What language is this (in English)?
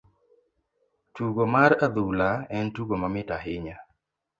Luo (Kenya and Tanzania)